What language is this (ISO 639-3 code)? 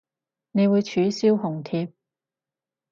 yue